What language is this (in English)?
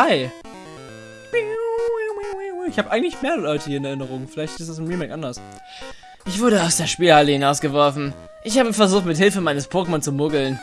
German